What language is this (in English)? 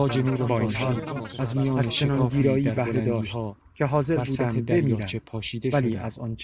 Persian